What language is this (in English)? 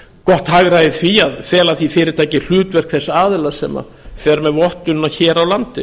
Icelandic